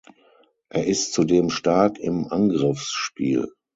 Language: German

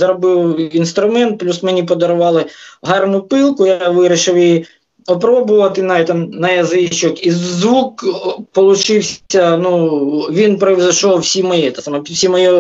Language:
Ukrainian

